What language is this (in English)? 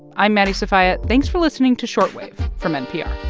English